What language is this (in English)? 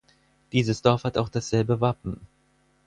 German